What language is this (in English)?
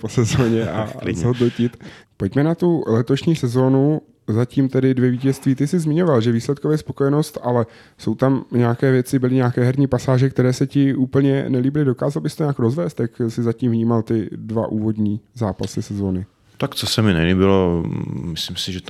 Czech